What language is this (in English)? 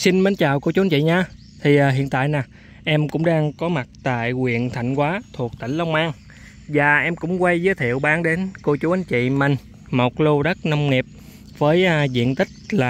Vietnamese